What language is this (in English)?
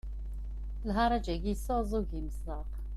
Kabyle